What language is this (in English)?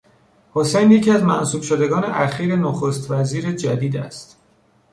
Persian